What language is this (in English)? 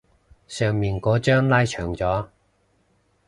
Cantonese